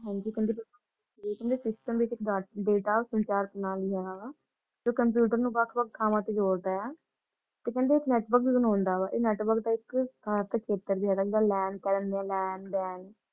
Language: Punjabi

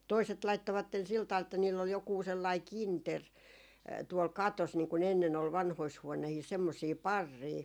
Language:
Finnish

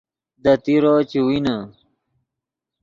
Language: Yidgha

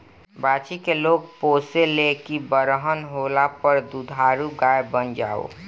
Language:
Bhojpuri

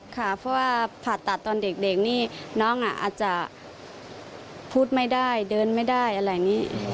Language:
Thai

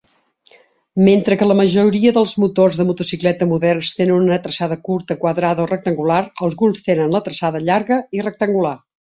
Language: Catalan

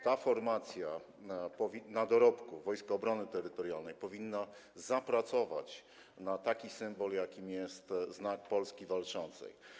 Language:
Polish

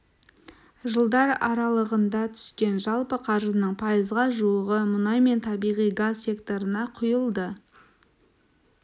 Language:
Kazakh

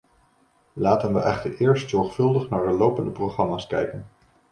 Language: Dutch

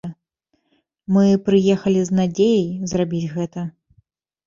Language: Belarusian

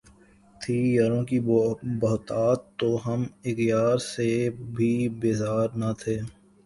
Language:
Urdu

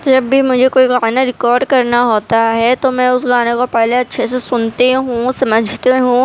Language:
Urdu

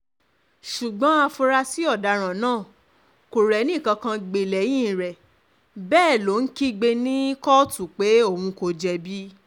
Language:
Yoruba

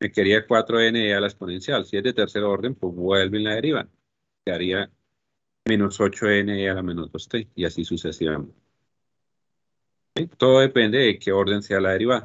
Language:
Spanish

